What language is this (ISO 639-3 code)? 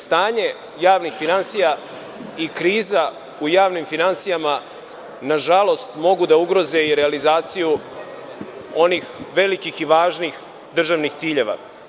srp